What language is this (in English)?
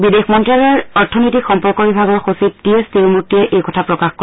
Assamese